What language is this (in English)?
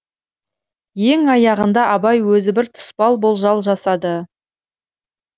Kazakh